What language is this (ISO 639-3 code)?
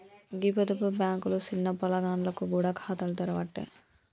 tel